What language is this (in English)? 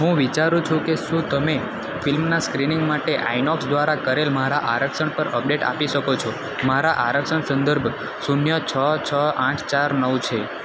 Gujarati